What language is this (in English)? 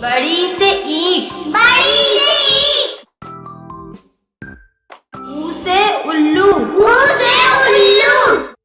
Hindi